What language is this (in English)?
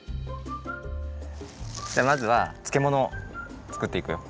Japanese